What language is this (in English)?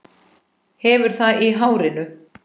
Icelandic